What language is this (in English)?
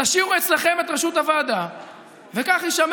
Hebrew